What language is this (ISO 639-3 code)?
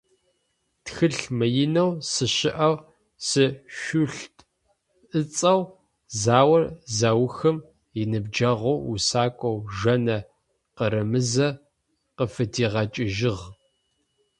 ady